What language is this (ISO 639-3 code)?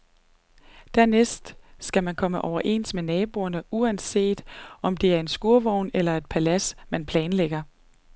dan